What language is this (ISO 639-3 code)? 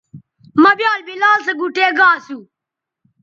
btv